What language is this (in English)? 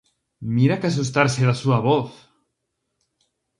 Galician